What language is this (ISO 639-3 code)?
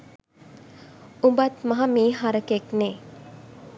sin